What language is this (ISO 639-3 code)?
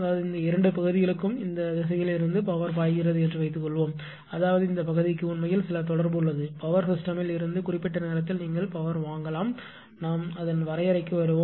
tam